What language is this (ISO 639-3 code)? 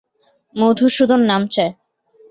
ben